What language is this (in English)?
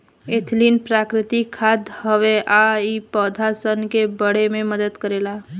Bhojpuri